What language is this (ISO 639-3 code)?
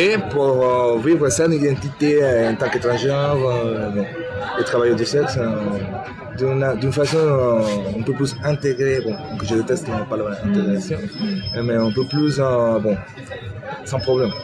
fra